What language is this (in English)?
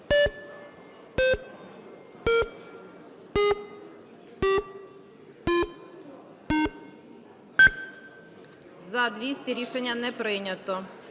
Ukrainian